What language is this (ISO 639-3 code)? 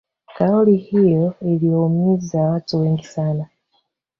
swa